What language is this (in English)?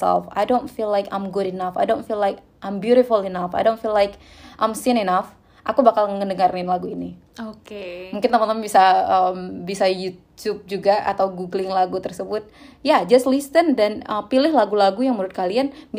Indonesian